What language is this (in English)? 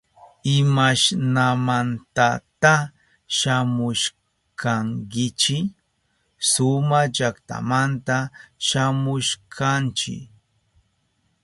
Southern Pastaza Quechua